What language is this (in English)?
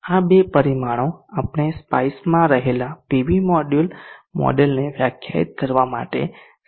Gujarati